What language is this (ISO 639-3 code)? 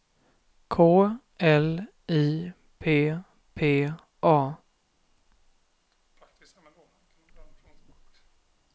swe